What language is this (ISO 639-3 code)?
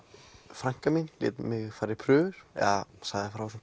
isl